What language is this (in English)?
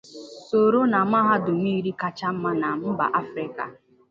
Igbo